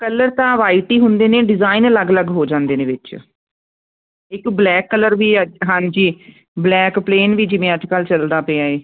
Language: Punjabi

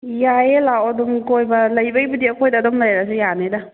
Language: Manipuri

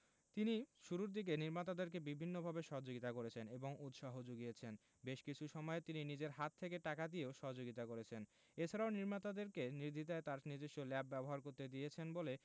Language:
Bangla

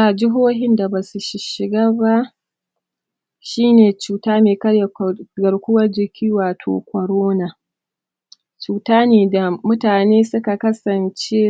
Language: Hausa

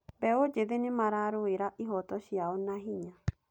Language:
Kikuyu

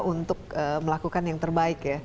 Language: Indonesian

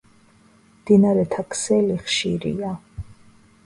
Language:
Georgian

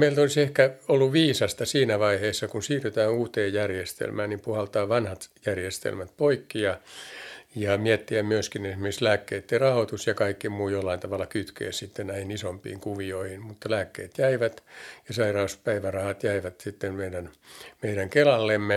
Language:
Finnish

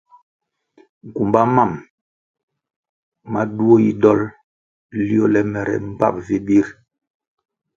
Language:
Kwasio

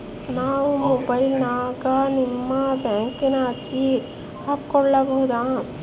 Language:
Kannada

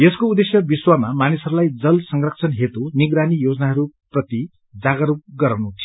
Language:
Nepali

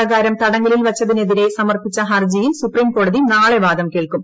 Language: Malayalam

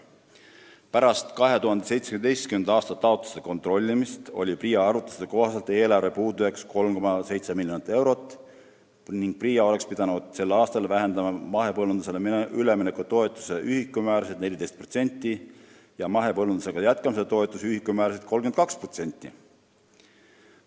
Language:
Estonian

